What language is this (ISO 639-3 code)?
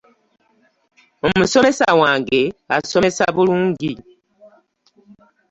lug